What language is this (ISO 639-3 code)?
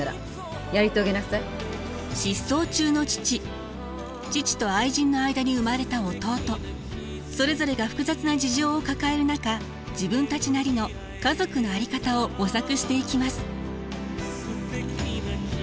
jpn